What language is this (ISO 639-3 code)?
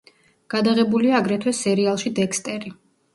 kat